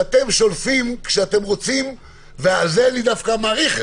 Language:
Hebrew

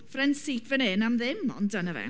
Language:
Welsh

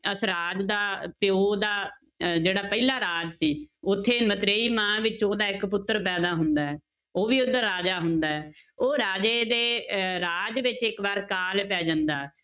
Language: Punjabi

